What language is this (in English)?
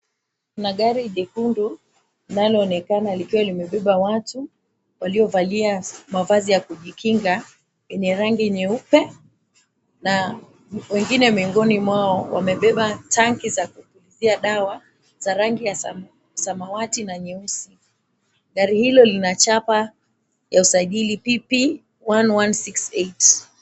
Swahili